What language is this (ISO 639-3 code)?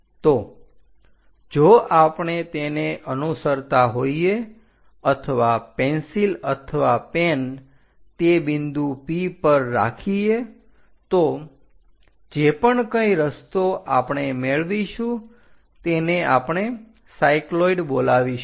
guj